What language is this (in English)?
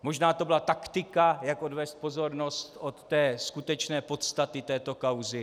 Czech